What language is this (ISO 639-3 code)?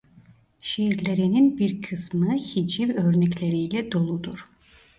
tur